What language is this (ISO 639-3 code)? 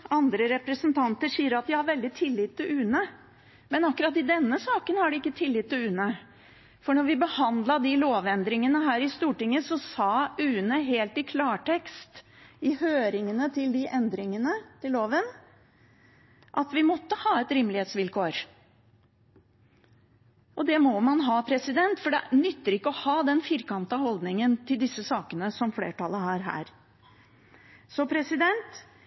nob